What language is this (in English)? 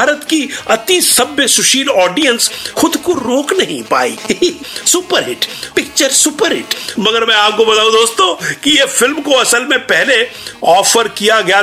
Hindi